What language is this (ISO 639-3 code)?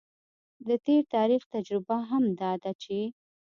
pus